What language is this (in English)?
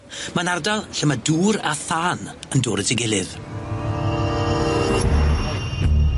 Welsh